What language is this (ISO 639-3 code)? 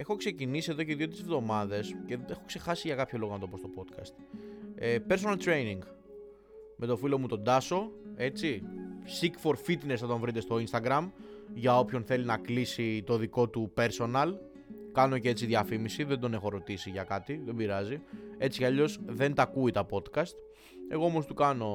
ell